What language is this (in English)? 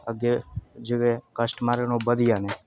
Dogri